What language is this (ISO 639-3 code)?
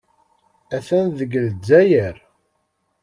kab